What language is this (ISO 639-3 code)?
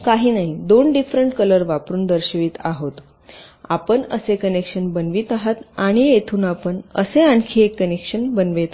mar